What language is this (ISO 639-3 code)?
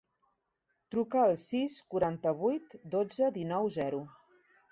cat